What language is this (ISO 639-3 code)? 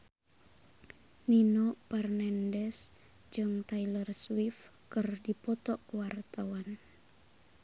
sun